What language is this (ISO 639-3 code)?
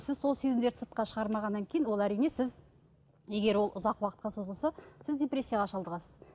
kaz